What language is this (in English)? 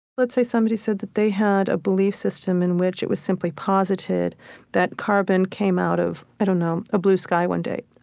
English